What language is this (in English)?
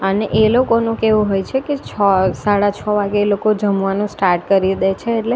Gujarati